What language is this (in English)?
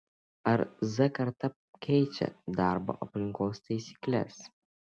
Lithuanian